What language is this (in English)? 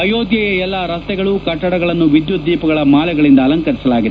Kannada